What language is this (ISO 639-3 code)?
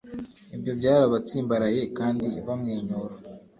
kin